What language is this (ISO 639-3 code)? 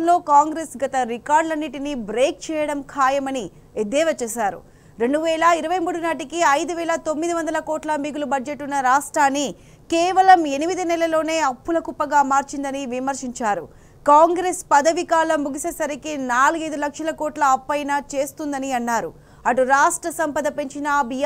tel